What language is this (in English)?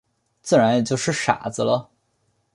Chinese